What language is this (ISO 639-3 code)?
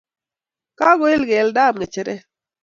kln